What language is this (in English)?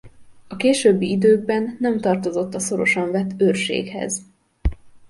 Hungarian